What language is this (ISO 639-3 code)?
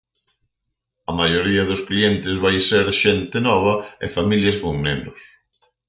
glg